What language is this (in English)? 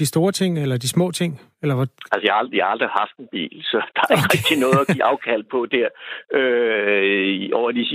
Danish